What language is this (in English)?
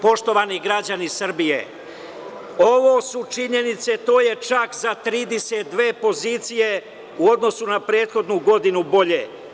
Serbian